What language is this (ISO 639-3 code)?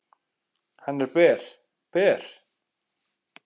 isl